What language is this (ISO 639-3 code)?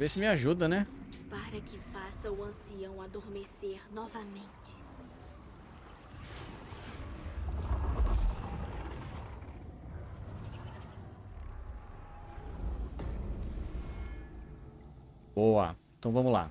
por